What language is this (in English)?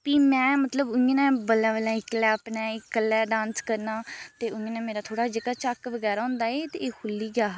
Dogri